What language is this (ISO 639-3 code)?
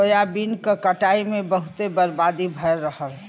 bho